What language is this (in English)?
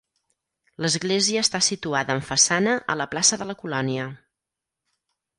Catalan